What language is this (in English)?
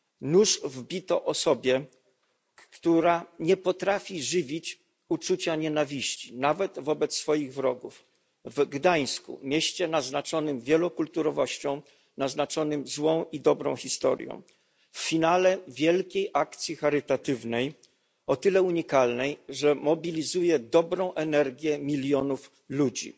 Polish